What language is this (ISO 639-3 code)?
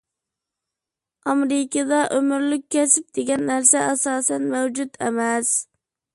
uig